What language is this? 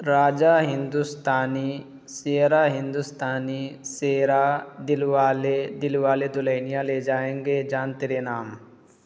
Urdu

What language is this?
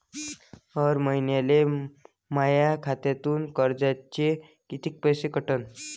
Marathi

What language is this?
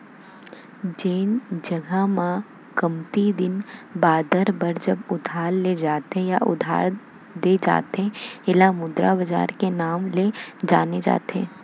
Chhattisgarhi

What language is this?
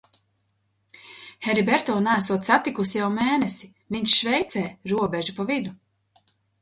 Latvian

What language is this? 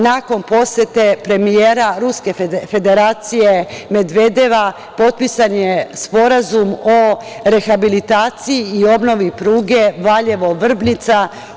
Serbian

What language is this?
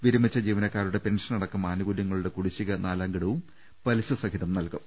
Malayalam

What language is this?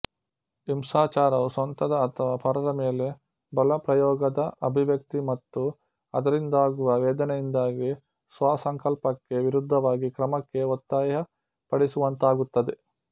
Kannada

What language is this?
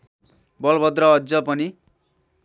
Nepali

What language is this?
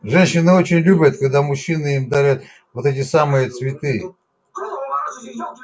Russian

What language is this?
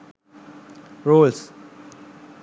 Sinhala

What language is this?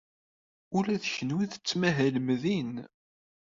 Kabyle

